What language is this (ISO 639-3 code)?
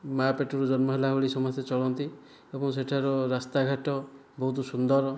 ori